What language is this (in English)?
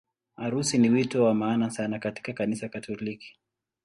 Swahili